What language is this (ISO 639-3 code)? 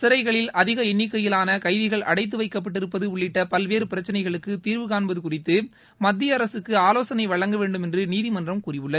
tam